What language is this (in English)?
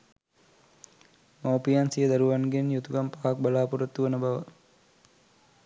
Sinhala